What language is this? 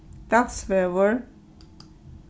Faroese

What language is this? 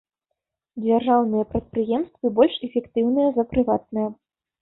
Belarusian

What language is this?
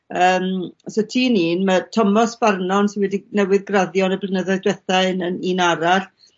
Welsh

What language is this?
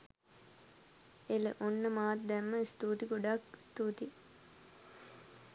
Sinhala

